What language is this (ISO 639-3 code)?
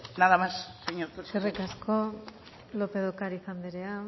eus